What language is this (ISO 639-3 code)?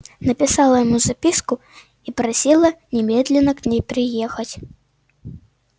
rus